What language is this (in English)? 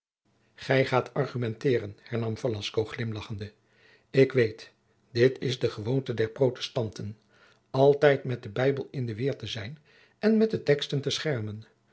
Dutch